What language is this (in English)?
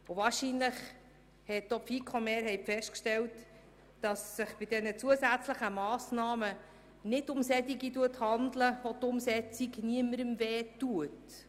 Swiss German